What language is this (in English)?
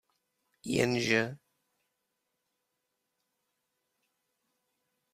Czech